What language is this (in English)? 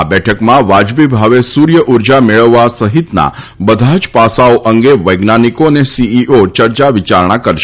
Gujarati